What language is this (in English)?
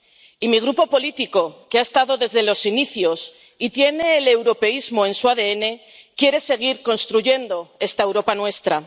Spanish